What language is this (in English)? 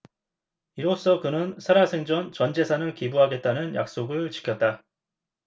Korean